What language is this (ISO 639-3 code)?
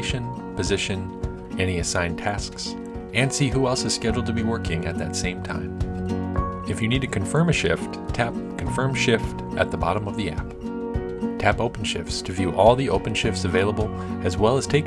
eng